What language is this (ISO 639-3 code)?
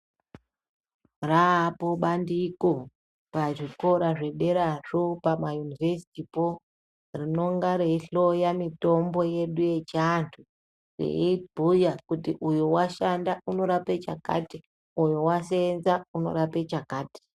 ndc